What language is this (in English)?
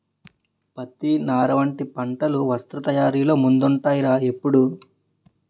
Telugu